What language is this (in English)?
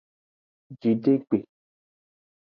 Aja (Benin)